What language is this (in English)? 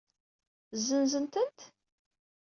Kabyle